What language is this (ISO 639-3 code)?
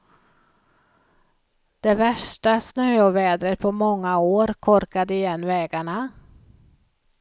swe